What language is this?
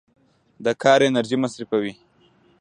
Pashto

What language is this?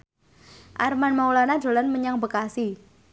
Javanese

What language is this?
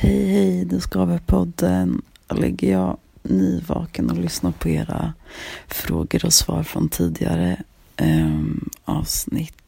Swedish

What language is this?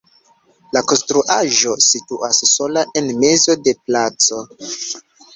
Esperanto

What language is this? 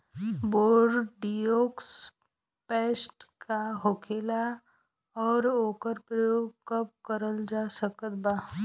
Bhojpuri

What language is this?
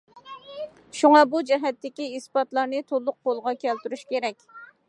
Uyghur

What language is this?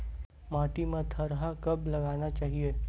Chhattisgarhi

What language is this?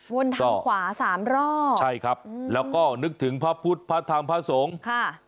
Thai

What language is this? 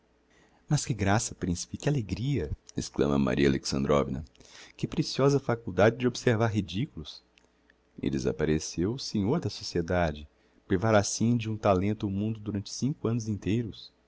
Portuguese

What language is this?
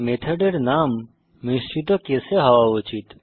Bangla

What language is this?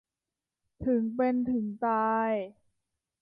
Thai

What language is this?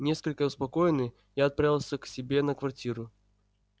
Russian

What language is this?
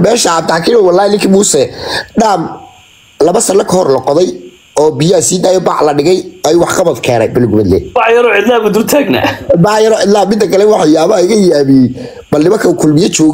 Arabic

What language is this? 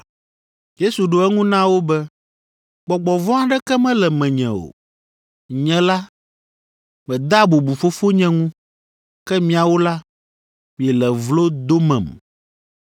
Ewe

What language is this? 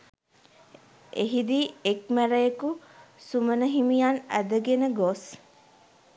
Sinhala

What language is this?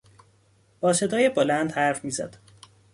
Persian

